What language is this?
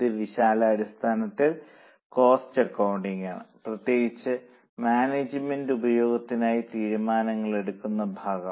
Malayalam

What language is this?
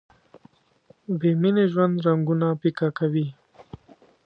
Pashto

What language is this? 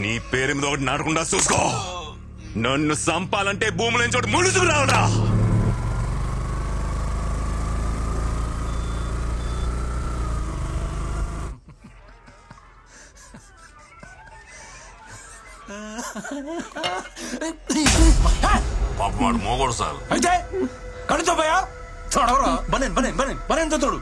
Telugu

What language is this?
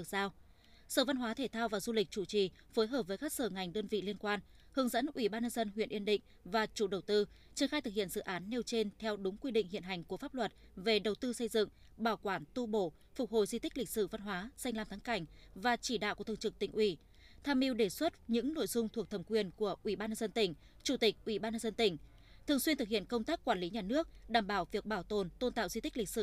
Vietnamese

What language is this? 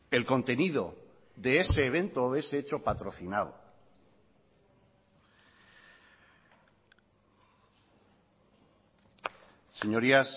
Spanish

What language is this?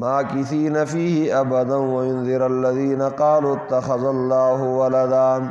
Arabic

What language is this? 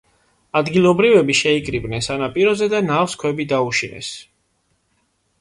Georgian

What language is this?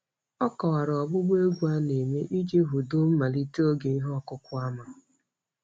Igbo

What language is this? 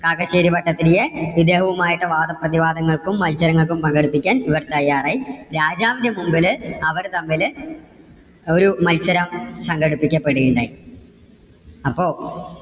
Malayalam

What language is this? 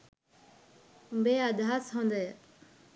Sinhala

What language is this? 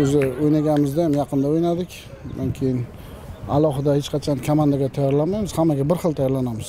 Turkish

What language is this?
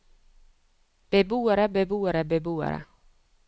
Norwegian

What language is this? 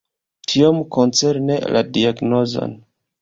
Esperanto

